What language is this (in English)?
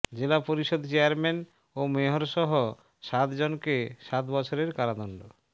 Bangla